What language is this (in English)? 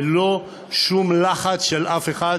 Hebrew